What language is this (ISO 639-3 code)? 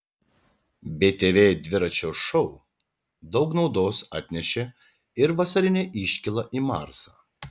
lit